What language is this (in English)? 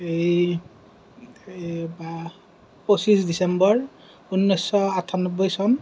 Assamese